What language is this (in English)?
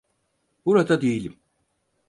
Turkish